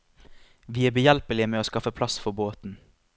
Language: Norwegian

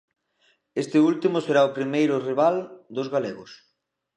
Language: Galician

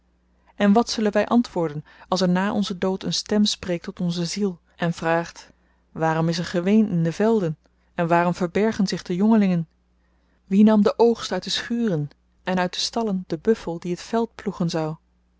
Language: Dutch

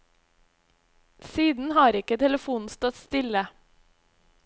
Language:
Norwegian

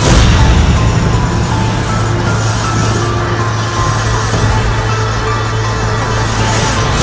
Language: Indonesian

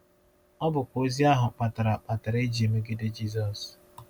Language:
Igbo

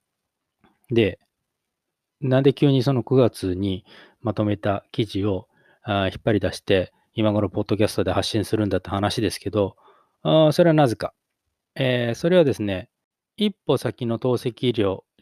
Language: Japanese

